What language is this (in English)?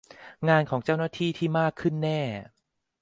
Thai